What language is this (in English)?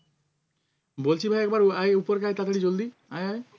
Bangla